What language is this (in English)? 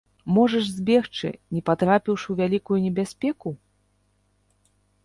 Belarusian